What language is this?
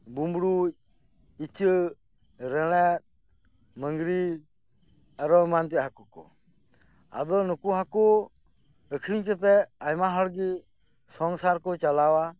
Santali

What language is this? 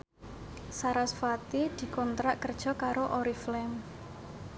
Javanese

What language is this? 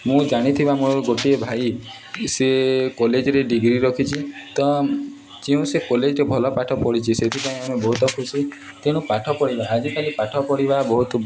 Odia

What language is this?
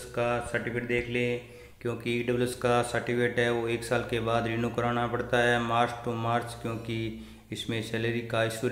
Hindi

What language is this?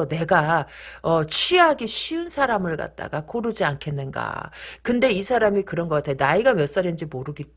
Korean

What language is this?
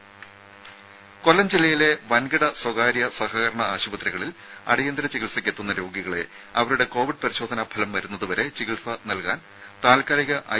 Malayalam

